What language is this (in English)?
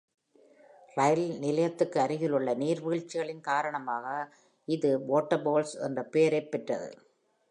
Tamil